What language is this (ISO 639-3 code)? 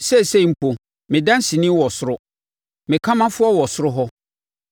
aka